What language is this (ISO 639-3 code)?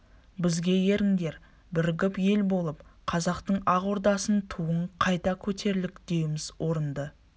kaz